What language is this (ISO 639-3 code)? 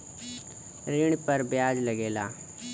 bho